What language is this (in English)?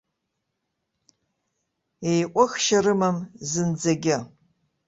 Abkhazian